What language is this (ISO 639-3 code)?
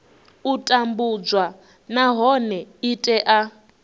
ven